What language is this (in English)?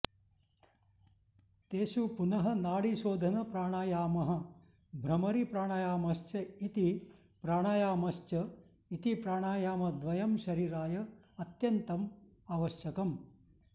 Sanskrit